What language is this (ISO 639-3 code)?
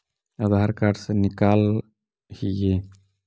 mag